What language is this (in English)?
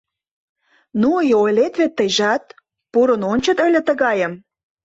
Mari